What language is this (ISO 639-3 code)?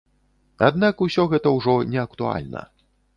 bel